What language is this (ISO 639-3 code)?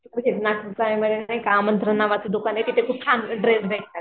mar